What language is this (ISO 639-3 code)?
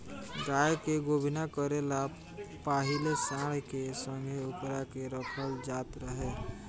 bho